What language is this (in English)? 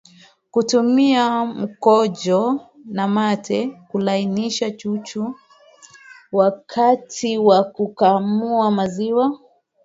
Swahili